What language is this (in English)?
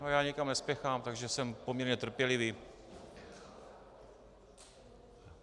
Czech